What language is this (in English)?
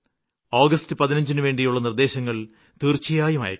Malayalam